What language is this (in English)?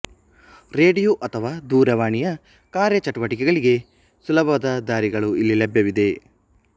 Kannada